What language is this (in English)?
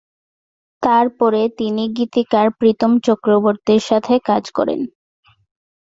Bangla